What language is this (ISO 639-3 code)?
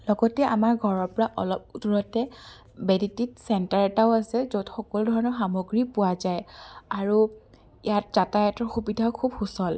asm